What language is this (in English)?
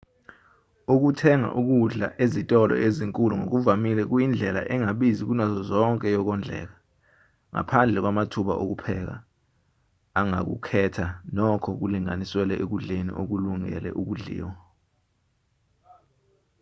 Zulu